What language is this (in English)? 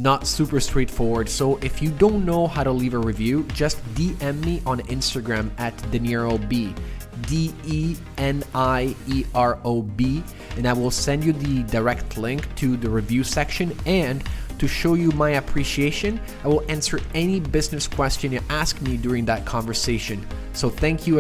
English